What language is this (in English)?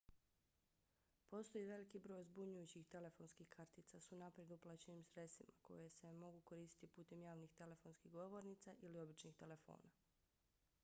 Bosnian